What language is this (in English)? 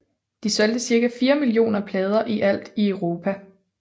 Danish